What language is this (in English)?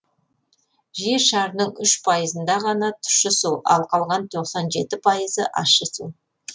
Kazakh